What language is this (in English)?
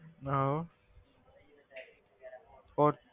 Punjabi